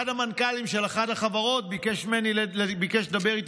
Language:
Hebrew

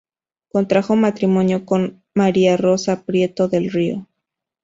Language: Spanish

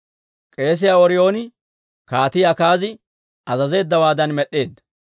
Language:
Dawro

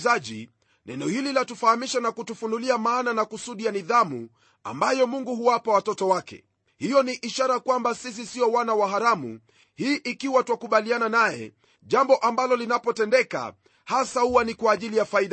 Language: Swahili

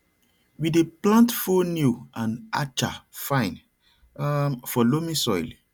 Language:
Nigerian Pidgin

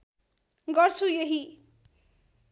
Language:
Nepali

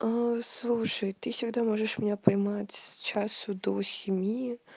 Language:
Russian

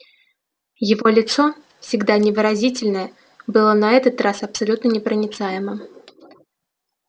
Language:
Russian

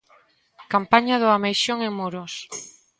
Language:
Galician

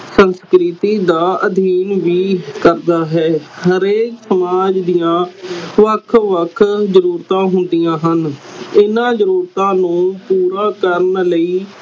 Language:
Punjabi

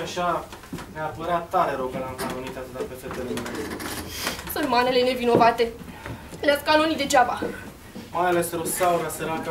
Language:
Romanian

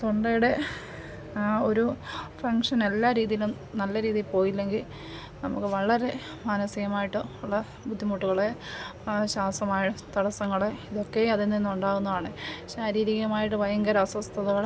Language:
Malayalam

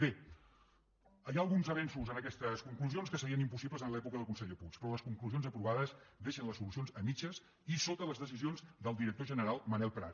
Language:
Catalan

